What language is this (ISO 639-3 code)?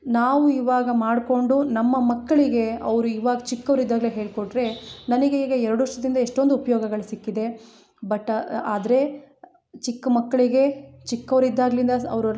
kan